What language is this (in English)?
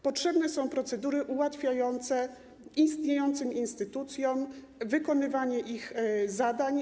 Polish